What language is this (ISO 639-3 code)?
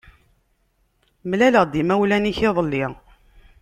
kab